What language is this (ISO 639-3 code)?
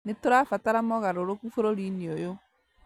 kik